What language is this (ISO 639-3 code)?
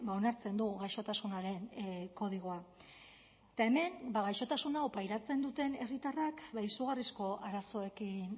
eus